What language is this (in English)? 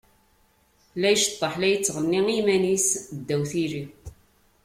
Kabyle